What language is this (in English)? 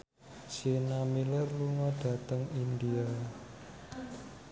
Javanese